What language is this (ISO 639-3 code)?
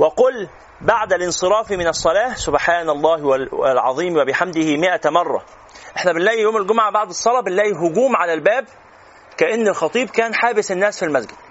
ara